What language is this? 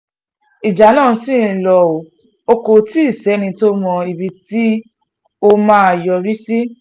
Yoruba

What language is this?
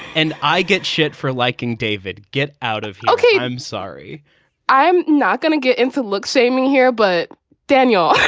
English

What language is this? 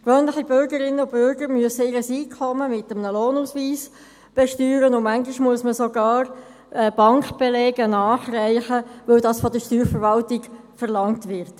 Swiss German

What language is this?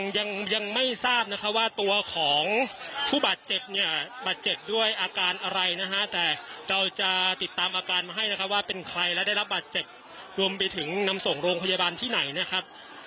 Thai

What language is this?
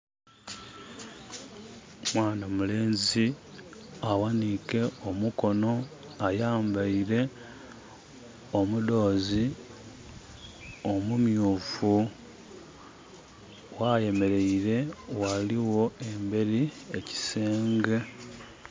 Soga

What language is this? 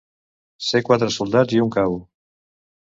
Catalan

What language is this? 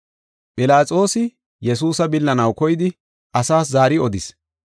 Gofa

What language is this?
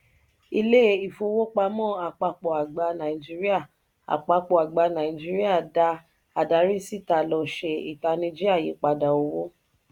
Yoruba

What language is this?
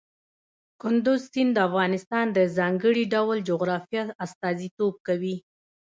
Pashto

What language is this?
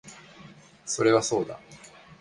Japanese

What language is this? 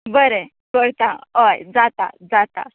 Konkani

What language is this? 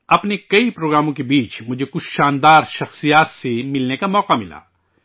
Urdu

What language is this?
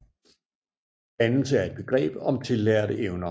Danish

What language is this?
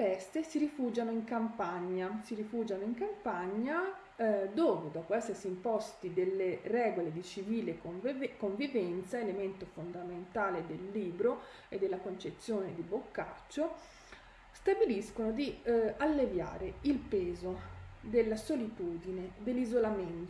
Italian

